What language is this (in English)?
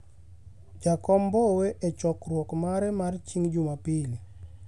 Luo (Kenya and Tanzania)